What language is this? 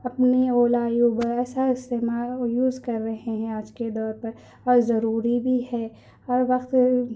Urdu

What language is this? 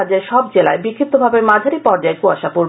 Bangla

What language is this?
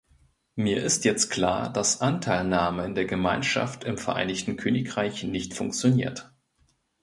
German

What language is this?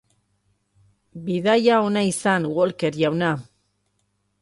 Basque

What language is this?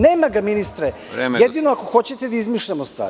Serbian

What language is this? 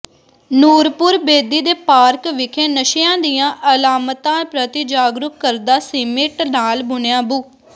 Punjabi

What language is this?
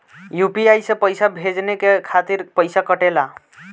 Bhojpuri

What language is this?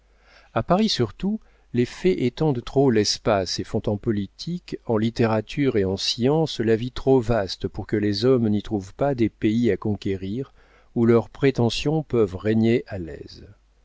French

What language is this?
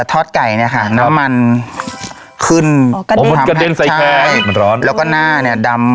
Thai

